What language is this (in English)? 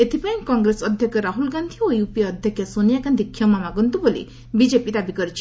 Odia